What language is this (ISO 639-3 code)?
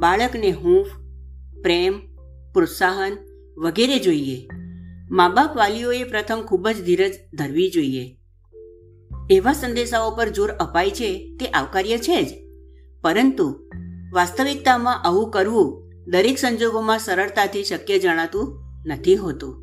guj